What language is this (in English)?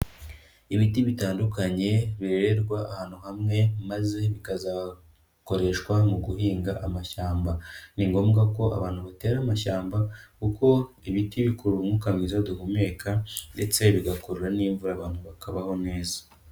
Kinyarwanda